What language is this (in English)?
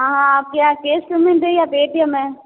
Hindi